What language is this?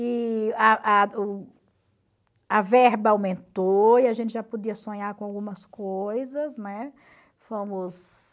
Portuguese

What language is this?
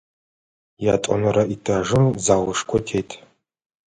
Adyghe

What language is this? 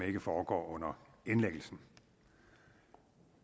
Danish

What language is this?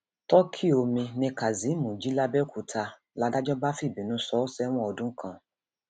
Yoruba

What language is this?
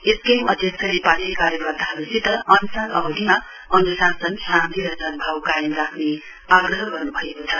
Nepali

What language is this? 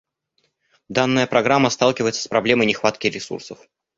Russian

